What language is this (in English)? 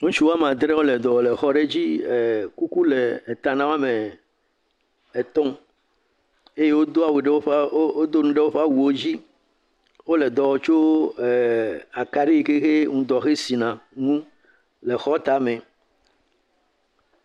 Ewe